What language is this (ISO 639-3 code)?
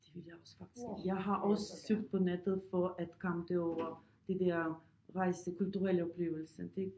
dan